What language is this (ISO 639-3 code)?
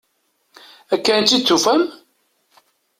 kab